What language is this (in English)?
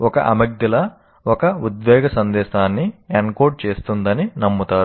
Telugu